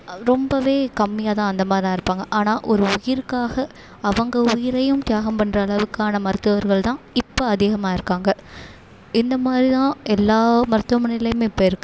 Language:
Tamil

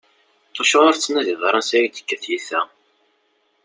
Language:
Kabyle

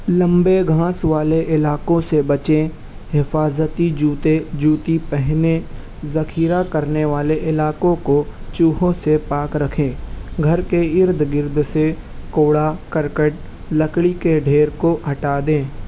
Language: Urdu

